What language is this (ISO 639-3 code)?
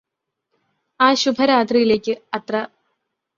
mal